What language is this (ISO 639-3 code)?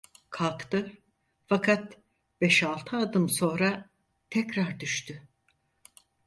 tur